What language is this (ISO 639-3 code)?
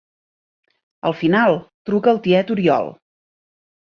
cat